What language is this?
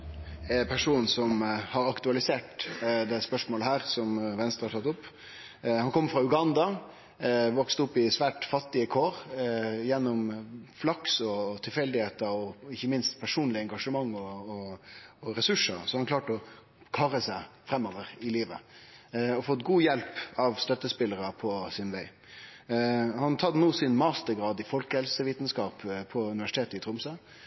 Norwegian Nynorsk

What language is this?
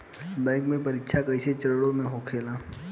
Bhojpuri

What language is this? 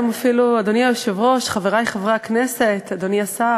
Hebrew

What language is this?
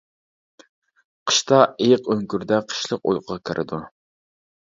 Uyghur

